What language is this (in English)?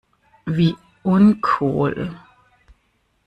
German